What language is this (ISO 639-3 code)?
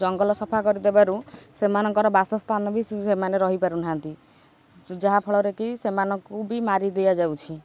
ori